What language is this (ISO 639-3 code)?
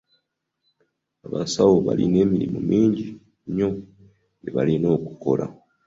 lug